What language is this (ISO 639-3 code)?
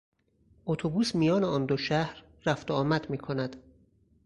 fas